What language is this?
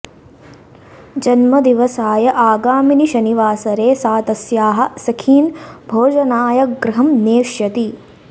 Sanskrit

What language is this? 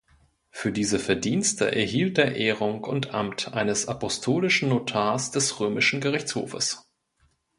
German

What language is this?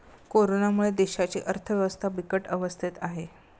Marathi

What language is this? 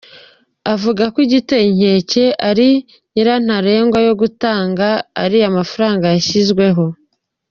Kinyarwanda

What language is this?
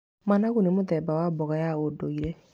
Kikuyu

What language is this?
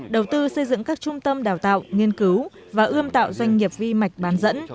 Vietnamese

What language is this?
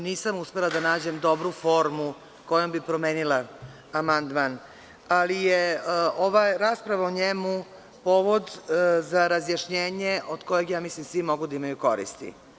Serbian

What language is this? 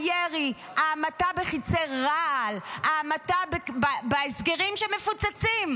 Hebrew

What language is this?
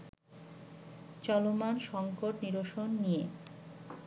Bangla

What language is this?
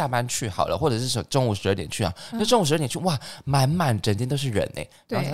Chinese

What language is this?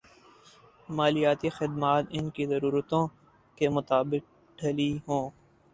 Urdu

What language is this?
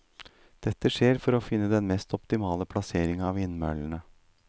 Norwegian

